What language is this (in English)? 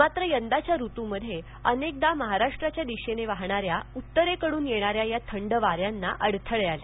Marathi